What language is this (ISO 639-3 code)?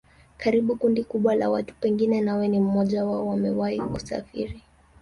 swa